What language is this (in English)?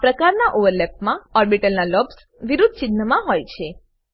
Gujarati